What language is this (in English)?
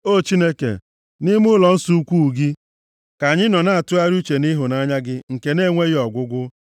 Igbo